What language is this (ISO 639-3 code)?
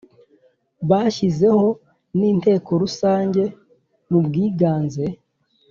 kin